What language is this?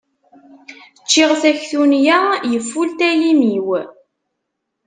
Kabyle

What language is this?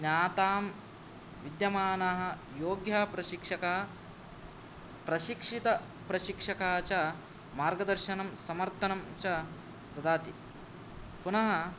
Sanskrit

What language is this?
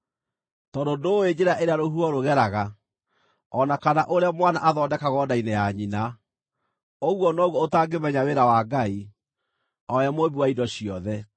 Kikuyu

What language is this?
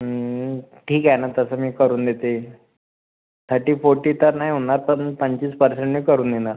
Marathi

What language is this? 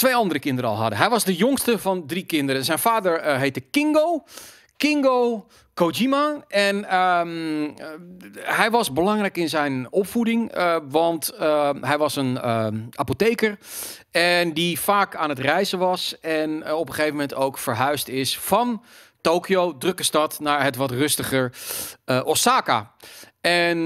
Dutch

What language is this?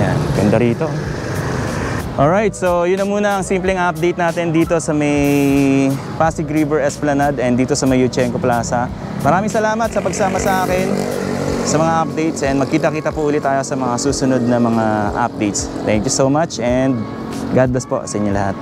Filipino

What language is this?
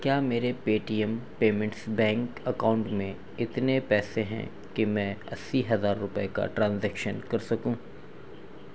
Urdu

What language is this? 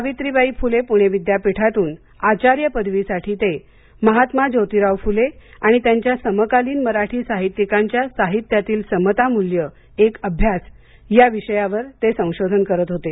Marathi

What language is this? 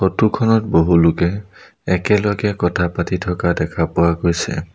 Assamese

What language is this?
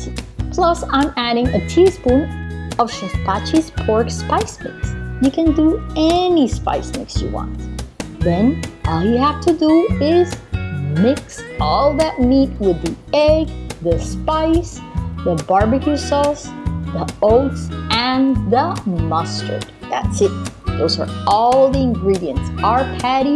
English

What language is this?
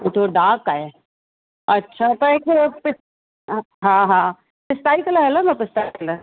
Sindhi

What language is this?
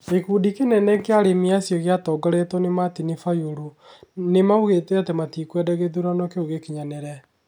Kikuyu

